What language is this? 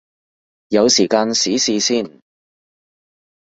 Cantonese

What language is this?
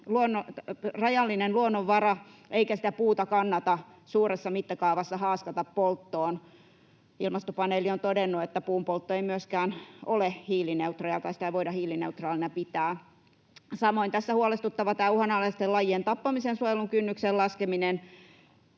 Finnish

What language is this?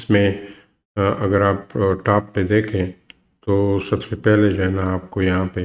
Urdu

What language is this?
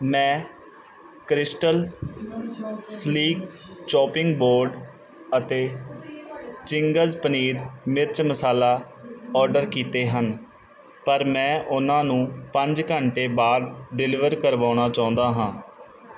Punjabi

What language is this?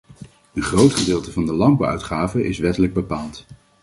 Dutch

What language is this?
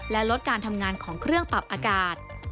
Thai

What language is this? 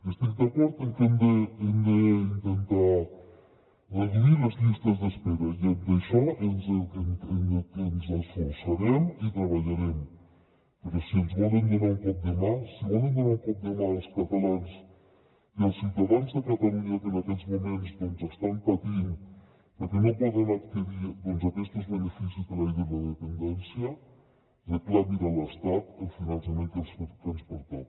Catalan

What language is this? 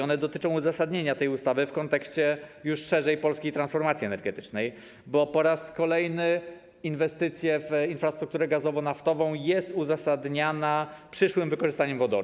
Polish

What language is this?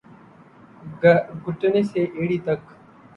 Urdu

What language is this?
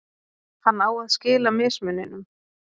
Icelandic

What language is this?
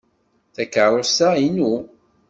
Kabyle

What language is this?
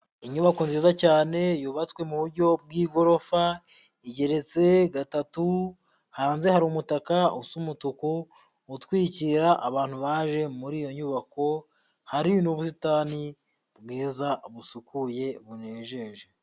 Kinyarwanda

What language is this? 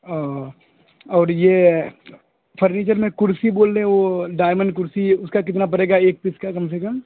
Urdu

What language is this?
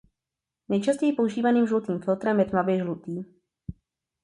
Czech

